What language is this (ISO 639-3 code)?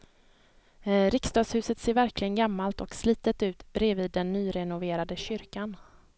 swe